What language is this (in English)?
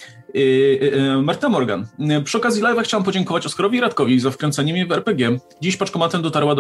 Polish